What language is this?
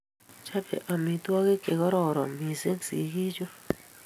Kalenjin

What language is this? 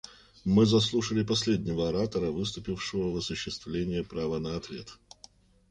Russian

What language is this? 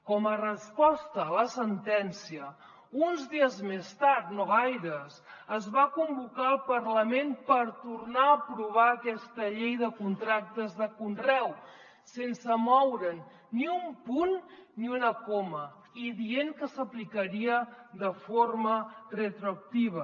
Catalan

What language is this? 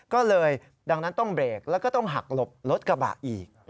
Thai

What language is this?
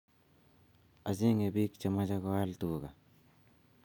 Kalenjin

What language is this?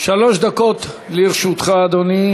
Hebrew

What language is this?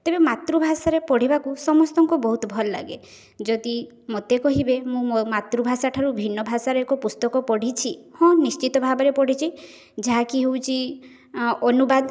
Odia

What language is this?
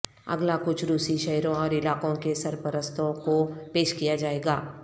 Urdu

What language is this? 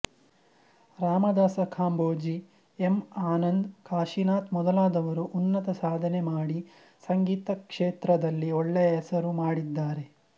Kannada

